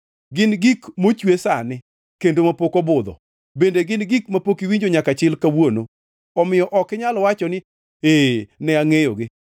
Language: Luo (Kenya and Tanzania)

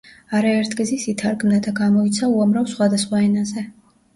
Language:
Georgian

